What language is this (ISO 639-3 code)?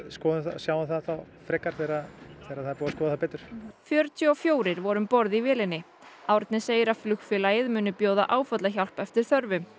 isl